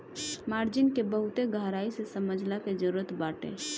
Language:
Bhojpuri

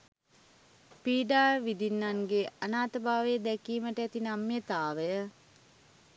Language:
Sinhala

